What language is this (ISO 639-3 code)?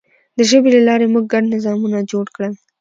pus